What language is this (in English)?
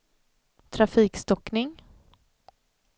Swedish